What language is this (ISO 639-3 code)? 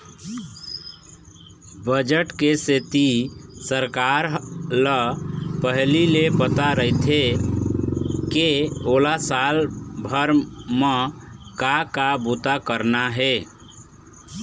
hne